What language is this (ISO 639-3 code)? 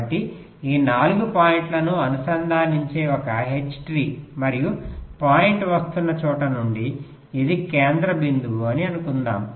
tel